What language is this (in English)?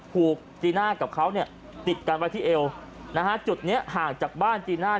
Thai